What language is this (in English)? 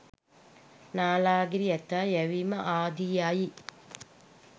Sinhala